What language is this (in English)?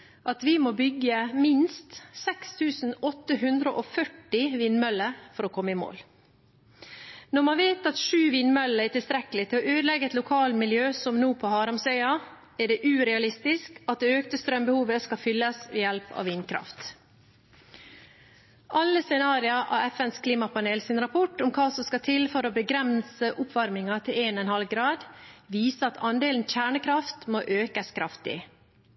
Norwegian Bokmål